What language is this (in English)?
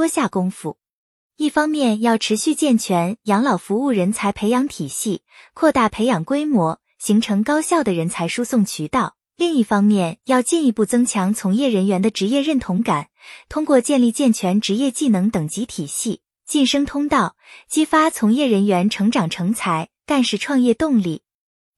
Chinese